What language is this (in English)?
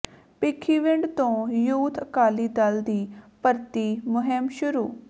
Punjabi